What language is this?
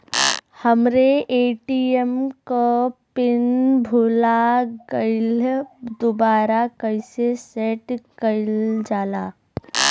Bhojpuri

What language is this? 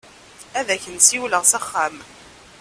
Kabyle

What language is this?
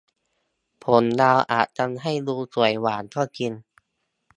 Thai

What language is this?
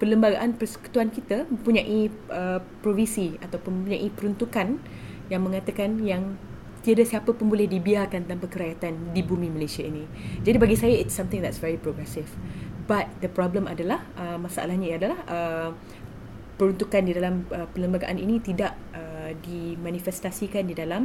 Malay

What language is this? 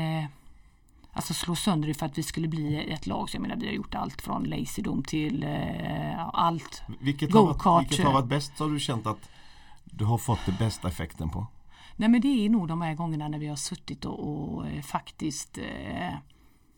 Swedish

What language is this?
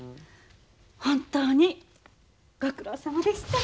Japanese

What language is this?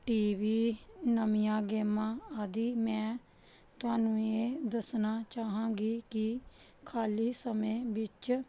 Punjabi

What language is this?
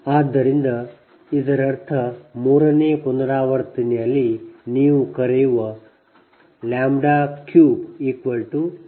Kannada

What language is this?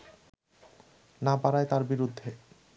Bangla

